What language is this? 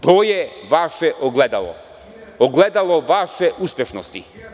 Serbian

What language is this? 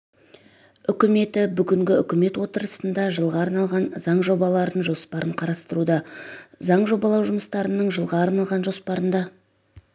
Kazakh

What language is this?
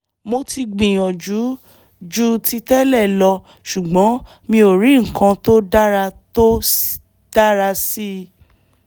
Yoruba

